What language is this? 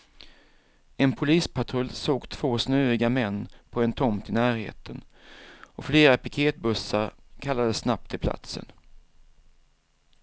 Swedish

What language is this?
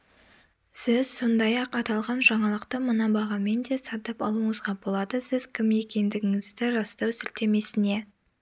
Kazakh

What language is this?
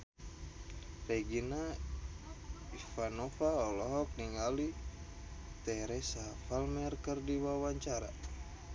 Sundanese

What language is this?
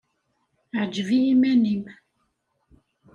Kabyle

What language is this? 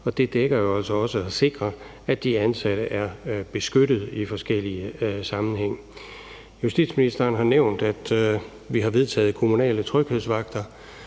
Danish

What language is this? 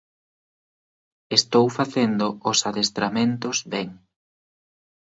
Galician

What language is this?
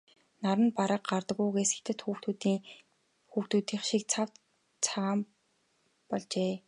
Mongolian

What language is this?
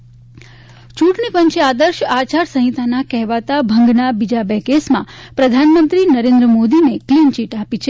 Gujarati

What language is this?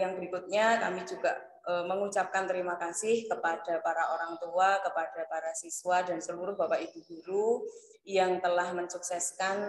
Indonesian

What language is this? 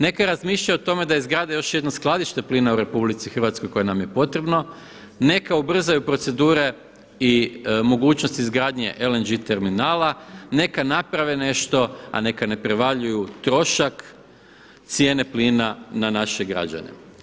Croatian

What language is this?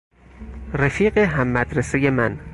Persian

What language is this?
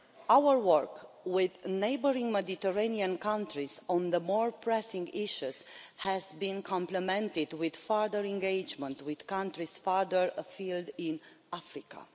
English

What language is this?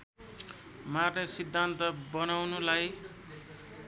Nepali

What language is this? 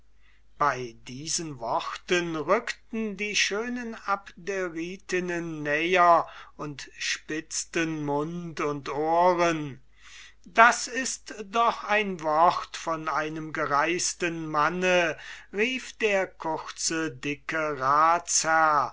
German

